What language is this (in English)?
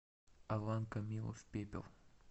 Russian